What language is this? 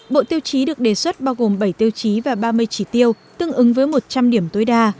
Vietnamese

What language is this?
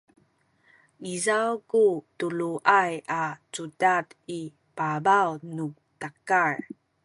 Sakizaya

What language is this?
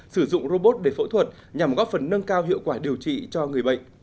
Vietnamese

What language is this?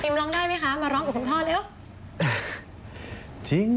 Thai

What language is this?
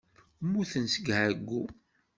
Kabyle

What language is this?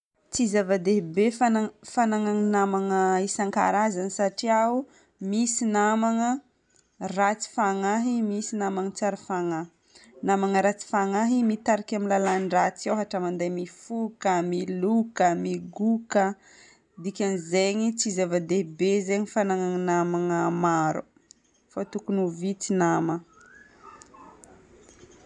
Northern Betsimisaraka Malagasy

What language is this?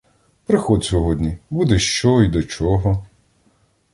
Ukrainian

